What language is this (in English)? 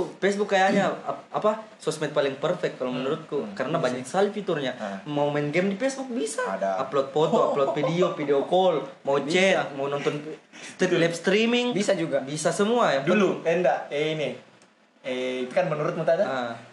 Indonesian